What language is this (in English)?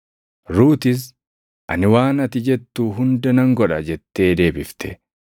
Oromo